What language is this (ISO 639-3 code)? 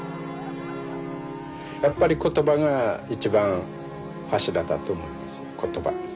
jpn